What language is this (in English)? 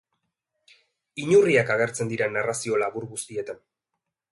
Basque